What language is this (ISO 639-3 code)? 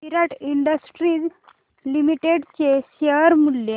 mar